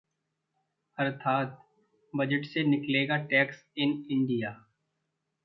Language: Hindi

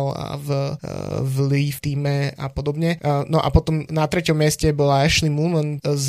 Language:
Slovak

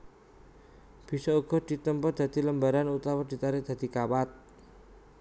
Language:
Javanese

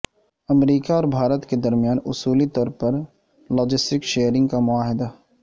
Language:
Urdu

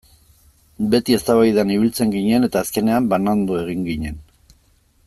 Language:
Basque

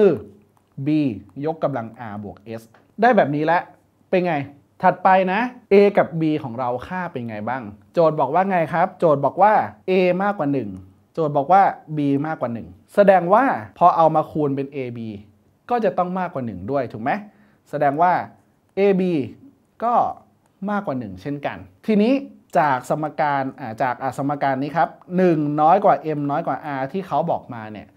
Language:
Thai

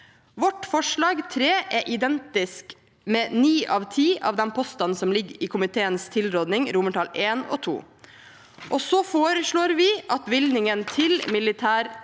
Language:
Norwegian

